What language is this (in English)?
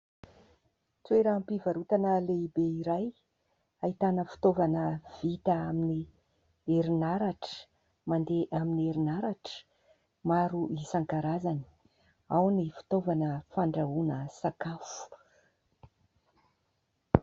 Malagasy